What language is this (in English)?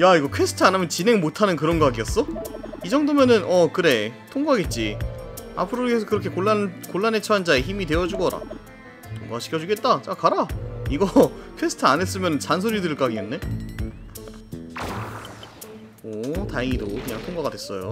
Korean